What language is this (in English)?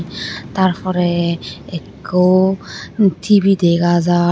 Chakma